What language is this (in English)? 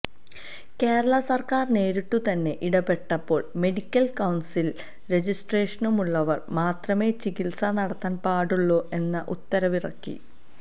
Malayalam